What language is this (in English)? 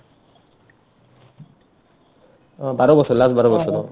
Assamese